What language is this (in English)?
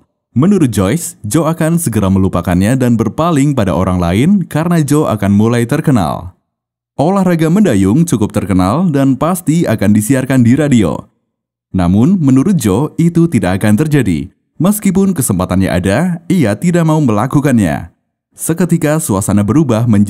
Indonesian